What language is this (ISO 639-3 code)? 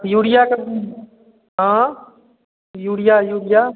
mai